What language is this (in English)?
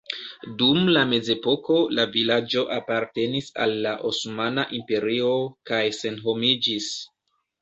Esperanto